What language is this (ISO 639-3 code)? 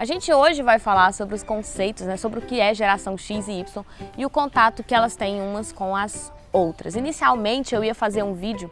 por